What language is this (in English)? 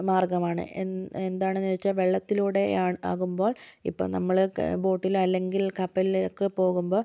Malayalam